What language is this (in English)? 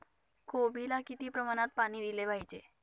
Marathi